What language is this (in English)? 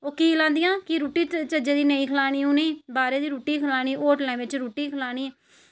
Dogri